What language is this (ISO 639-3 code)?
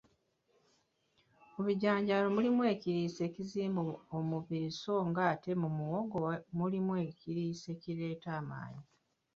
lug